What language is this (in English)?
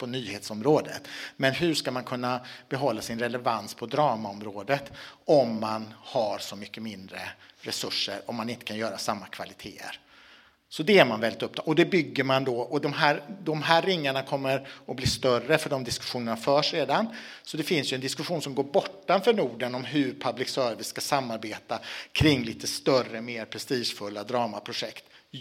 Swedish